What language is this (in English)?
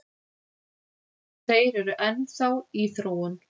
Icelandic